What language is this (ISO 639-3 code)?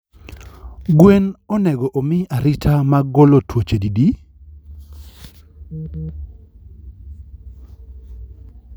luo